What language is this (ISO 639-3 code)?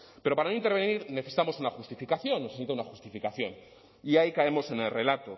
spa